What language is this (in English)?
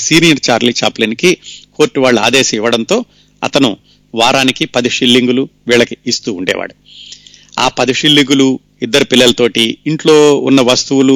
Telugu